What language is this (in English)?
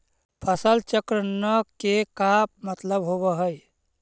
Magahi